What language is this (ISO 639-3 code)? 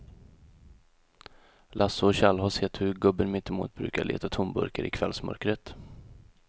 swe